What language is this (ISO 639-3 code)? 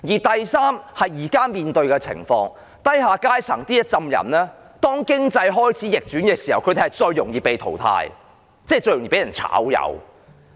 yue